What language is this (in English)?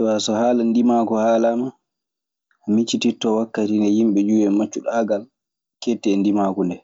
Maasina Fulfulde